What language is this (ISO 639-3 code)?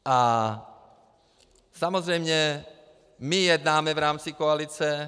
ces